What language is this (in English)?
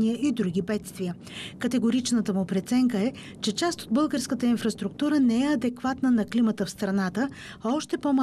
Bulgarian